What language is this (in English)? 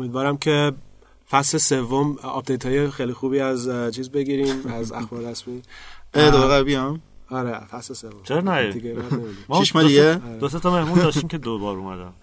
Persian